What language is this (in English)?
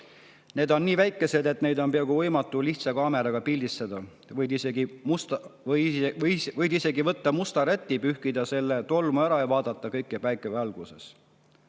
Estonian